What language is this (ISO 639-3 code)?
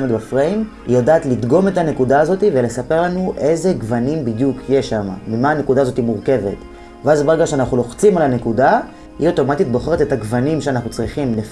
heb